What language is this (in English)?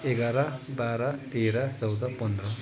Nepali